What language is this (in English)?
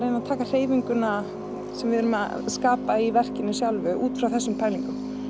Icelandic